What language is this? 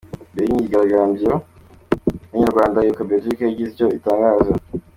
Kinyarwanda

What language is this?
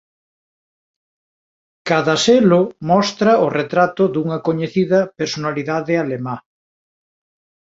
Galician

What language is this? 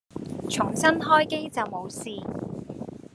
Cantonese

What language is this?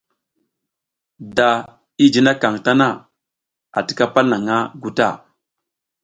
South Giziga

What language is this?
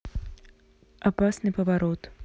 Russian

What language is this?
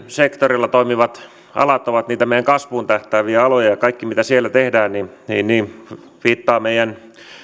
Finnish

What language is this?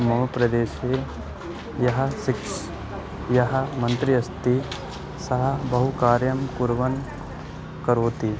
Sanskrit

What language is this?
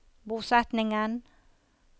Norwegian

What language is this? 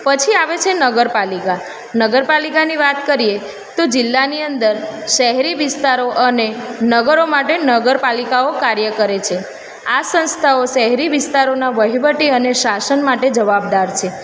Gujarati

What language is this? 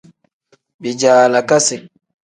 Tem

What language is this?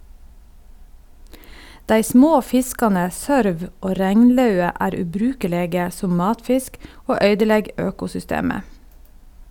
Norwegian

